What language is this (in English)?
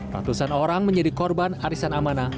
Indonesian